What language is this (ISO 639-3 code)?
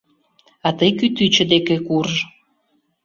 chm